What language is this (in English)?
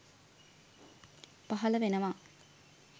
Sinhala